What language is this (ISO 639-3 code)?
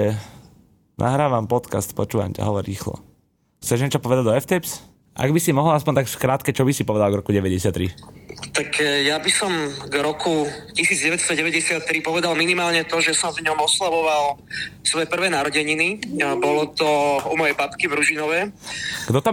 slk